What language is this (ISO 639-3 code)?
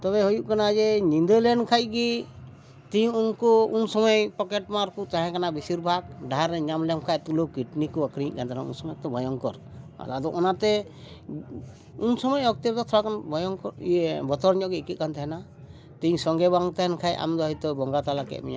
sat